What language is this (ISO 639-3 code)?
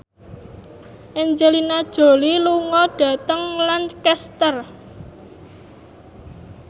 jav